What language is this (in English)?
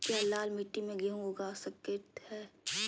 Magahi